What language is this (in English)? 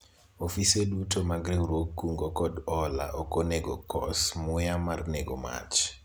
Luo (Kenya and Tanzania)